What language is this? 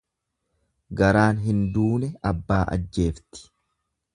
Oromo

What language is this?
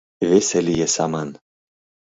Mari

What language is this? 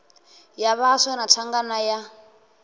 Venda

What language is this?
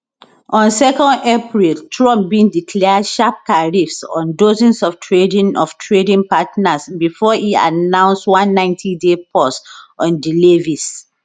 Nigerian Pidgin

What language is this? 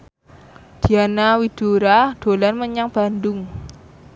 Javanese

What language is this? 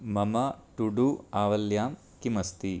Sanskrit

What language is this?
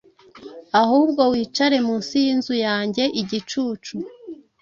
Kinyarwanda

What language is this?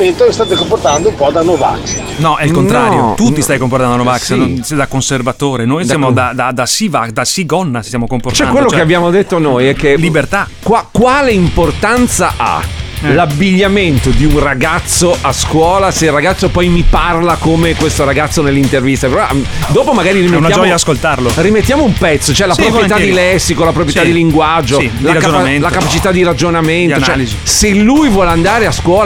Italian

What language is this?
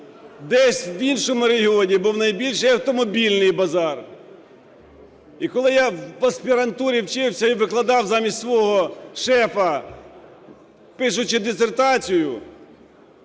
Ukrainian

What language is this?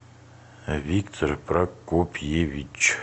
Russian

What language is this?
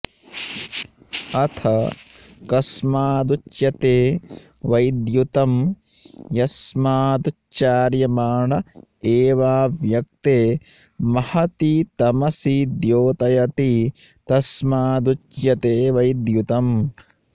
Sanskrit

